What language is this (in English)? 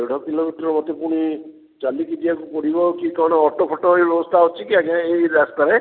Odia